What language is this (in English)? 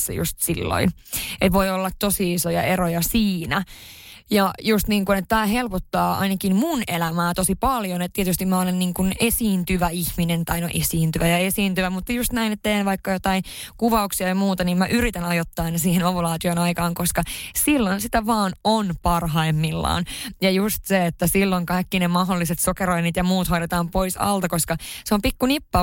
Finnish